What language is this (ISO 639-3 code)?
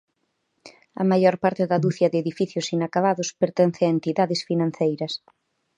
glg